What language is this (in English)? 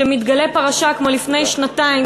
Hebrew